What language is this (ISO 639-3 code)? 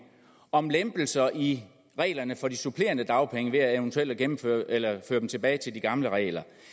dan